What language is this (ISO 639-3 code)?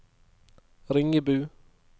nor